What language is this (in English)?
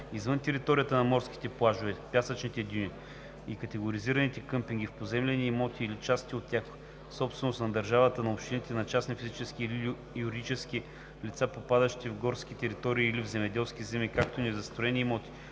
Bulgarian